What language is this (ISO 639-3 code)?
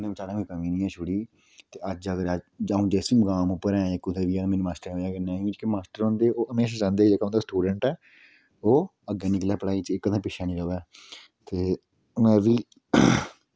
doi